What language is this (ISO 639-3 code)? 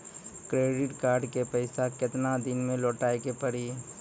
mai